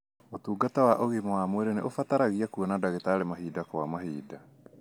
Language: Kikuyu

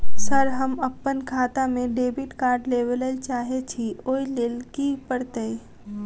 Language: Maithili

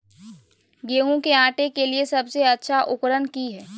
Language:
Magahi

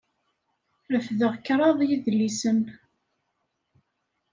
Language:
Kabyle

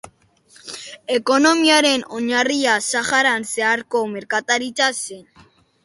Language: Basque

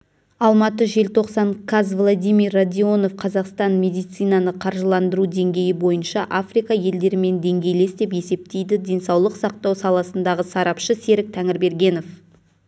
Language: Kazakh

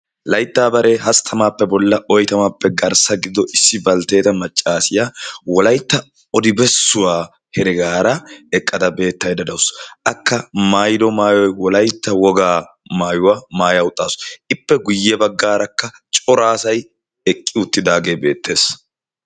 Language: Wolaytta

